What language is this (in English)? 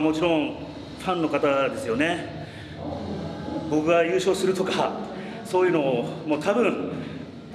Japanese